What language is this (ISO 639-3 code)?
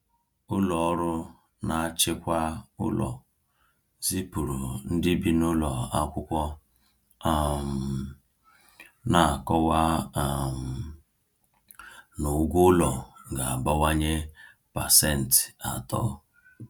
ibo